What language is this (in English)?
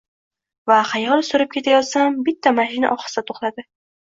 Uzbek